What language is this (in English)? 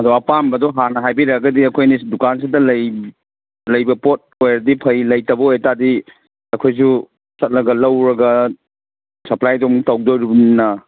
Manipuri